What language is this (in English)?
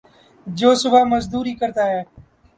Urdu